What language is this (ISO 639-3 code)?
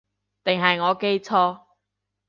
yue